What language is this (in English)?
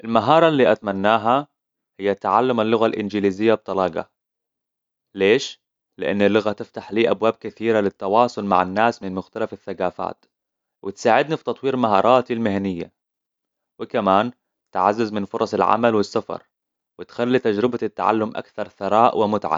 Hijazi Arabic